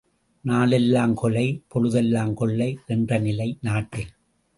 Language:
Tamil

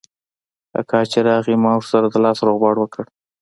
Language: Pashto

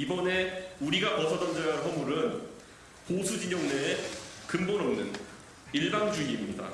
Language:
Korean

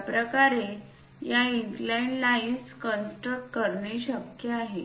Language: Marathi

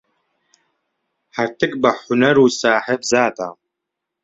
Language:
Central Kurdish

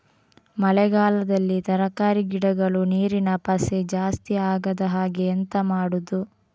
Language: Kannada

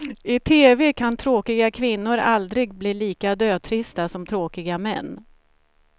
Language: Swedish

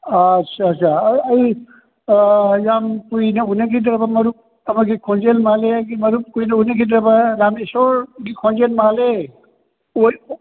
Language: Manipuri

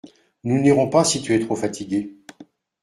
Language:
French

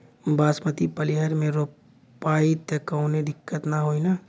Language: Bhojpuri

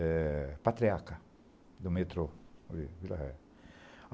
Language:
Portuguese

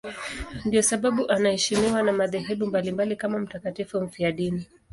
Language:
Swahili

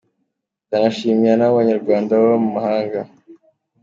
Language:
Kinyarwanda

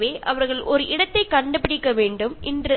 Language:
Malayalam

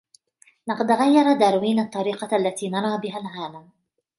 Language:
Arabic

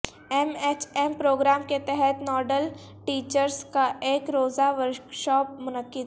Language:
Urdu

